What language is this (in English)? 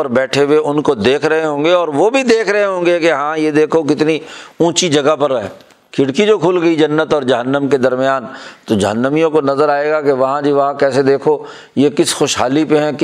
Urdu